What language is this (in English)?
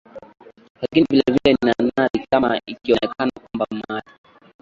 Swahili